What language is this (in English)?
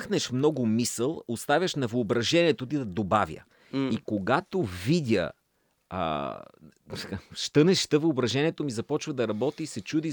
Bulgarian